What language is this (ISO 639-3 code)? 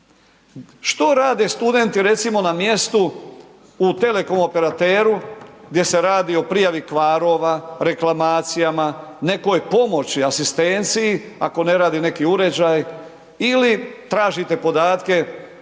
hrv